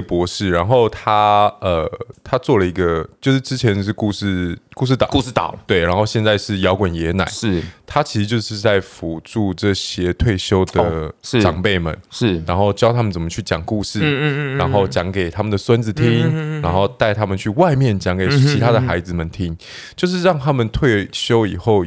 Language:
Chinese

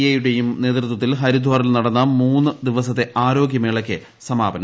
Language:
Malayalam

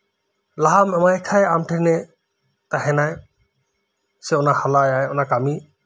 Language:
Santali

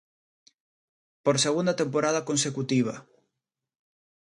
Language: Galician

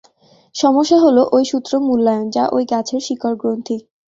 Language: Bangla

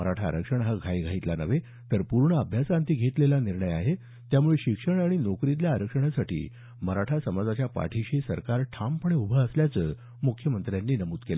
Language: Marathi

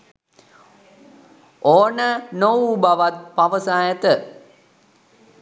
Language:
Sinhala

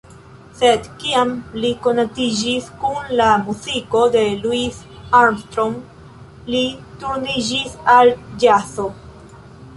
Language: Esperanto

